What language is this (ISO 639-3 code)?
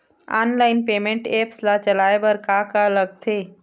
hne